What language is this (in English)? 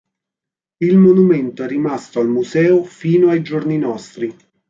Italian